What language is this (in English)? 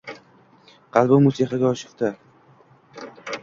Uzbek